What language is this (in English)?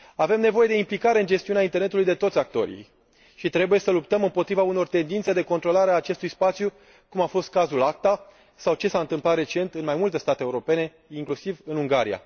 Romanian